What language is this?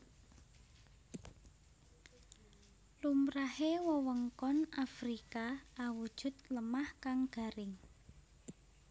Javanese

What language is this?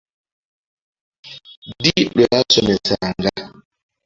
Ganda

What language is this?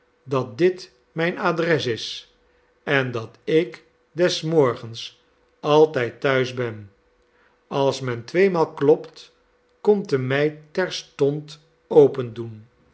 Dutch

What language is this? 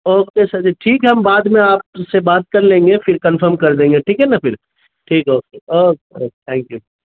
Urdu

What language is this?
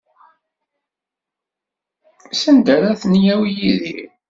Kabyle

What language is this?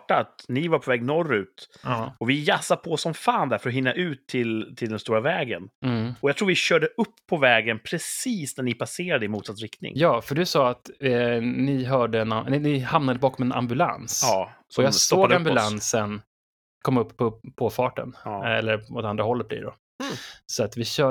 Swedish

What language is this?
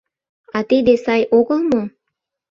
Mari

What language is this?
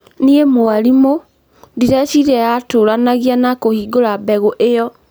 Kikuyu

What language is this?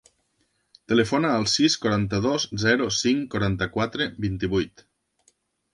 Catalan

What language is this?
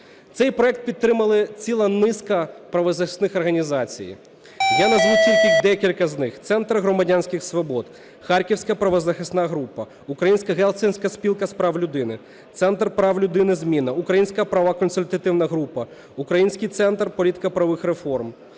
Ukrainian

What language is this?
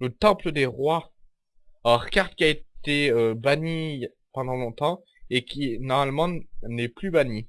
French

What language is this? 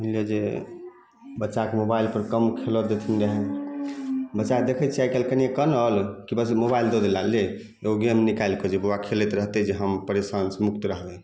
Maithili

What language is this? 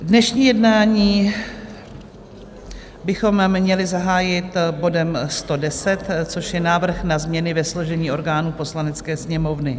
Czech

